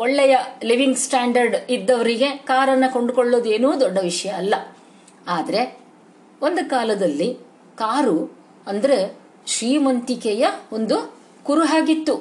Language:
Kannada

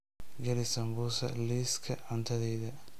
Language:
Somali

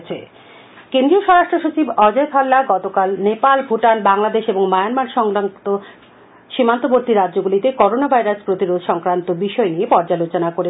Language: Bangla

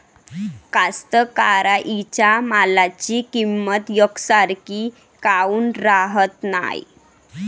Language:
Marathi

